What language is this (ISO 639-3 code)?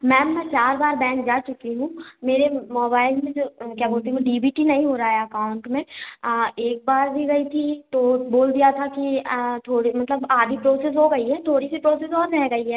hin